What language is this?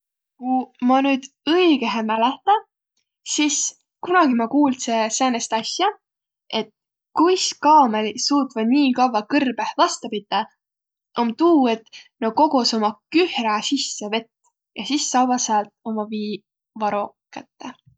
Võro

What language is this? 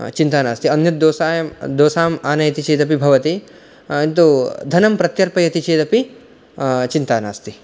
Sanskrit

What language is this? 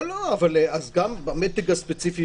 Hebrew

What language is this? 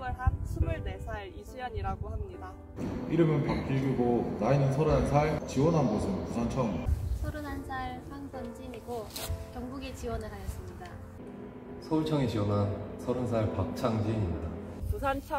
Korean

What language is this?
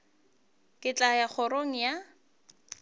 Northern Sotho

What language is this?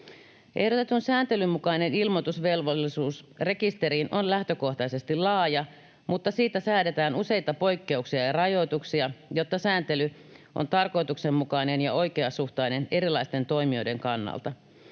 Finnish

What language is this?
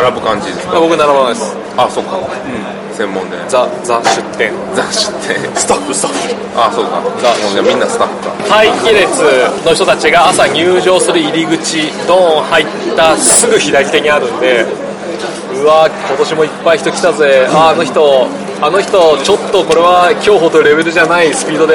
Japanese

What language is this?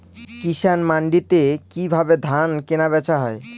Bangla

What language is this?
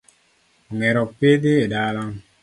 Luo (Kenya and Tanzania)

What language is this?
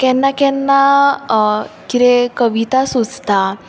Konkani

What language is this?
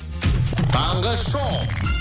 Kazakh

